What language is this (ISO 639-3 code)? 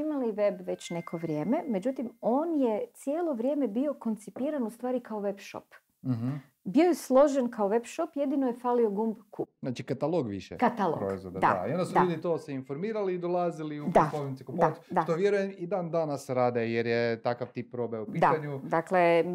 hrv